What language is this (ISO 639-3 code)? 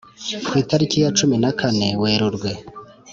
kin